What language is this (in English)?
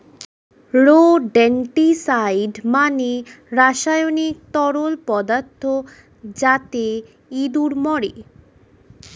Bangla